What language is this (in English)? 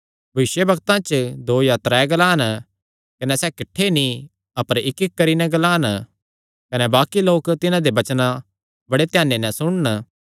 Kangri